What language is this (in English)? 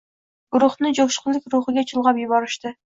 Uzbek